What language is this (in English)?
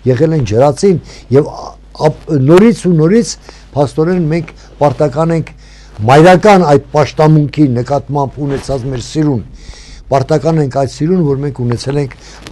Turkish